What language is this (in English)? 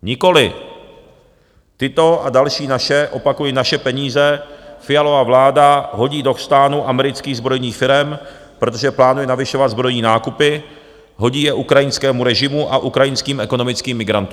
Czech